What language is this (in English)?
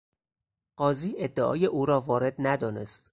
Persian